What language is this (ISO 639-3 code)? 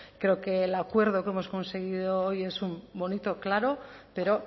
spa